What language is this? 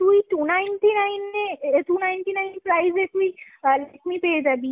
Bangla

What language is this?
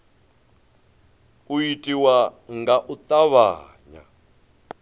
Venda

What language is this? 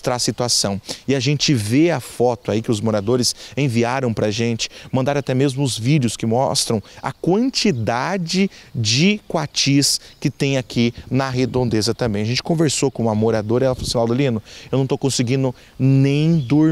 Portuguese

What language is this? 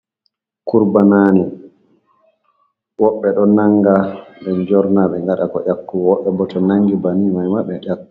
Fula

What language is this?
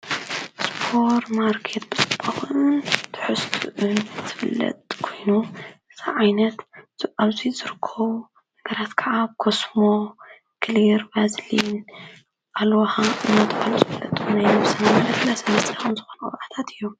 Tigrinya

